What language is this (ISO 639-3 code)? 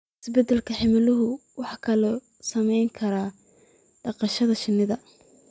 som